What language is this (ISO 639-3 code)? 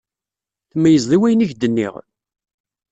kab